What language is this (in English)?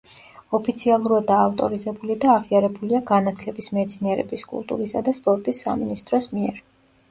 Georgian